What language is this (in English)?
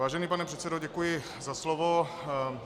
Czech